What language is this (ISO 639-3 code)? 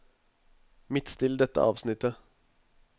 nor